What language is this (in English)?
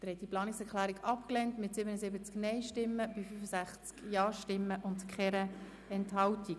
Swiss German